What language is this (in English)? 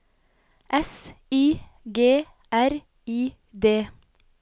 Norwegian